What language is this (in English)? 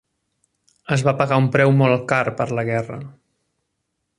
Catalan